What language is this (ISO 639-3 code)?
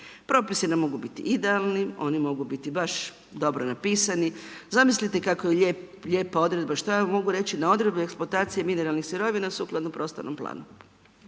hrv